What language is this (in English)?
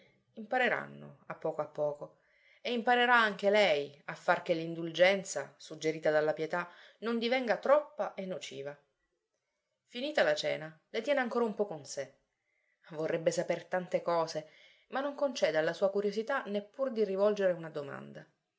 Italian